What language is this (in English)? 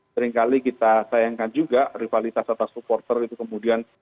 Indonesian